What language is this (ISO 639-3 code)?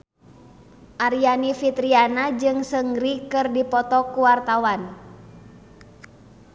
sun